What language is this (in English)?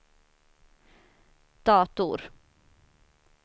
Swedish